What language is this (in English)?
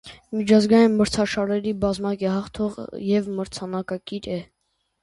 Armenian